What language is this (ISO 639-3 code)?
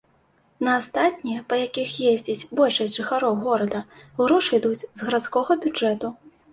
bel